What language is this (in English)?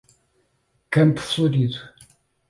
Portuguese